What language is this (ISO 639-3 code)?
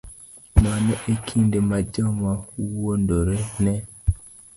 luo